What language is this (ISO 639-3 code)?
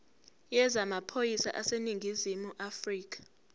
zul